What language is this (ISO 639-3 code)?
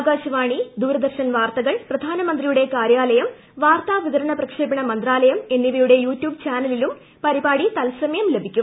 mal